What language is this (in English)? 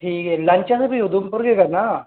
Dogri